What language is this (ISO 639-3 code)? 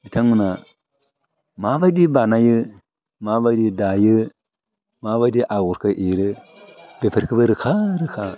brx